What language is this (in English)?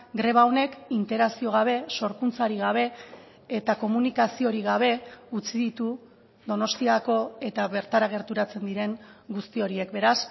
Basque